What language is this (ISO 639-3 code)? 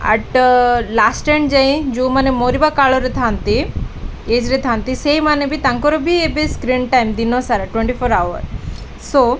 ori